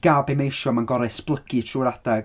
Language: Welsh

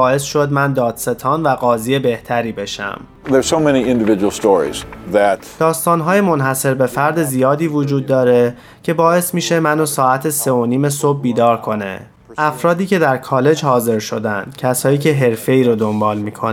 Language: Persian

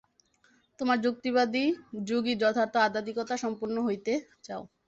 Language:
Bangla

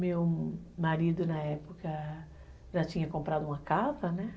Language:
Portuguese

